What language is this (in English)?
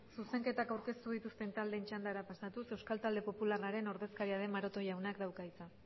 Basque